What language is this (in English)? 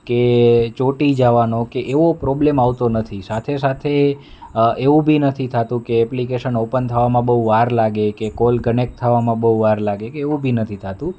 Gujarati